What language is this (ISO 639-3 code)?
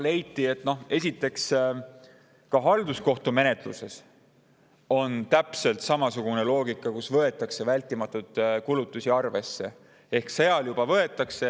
est